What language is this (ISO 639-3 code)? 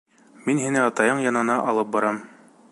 bak